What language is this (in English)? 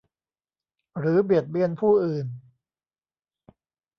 Thai